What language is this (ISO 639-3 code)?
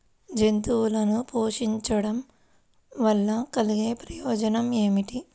tel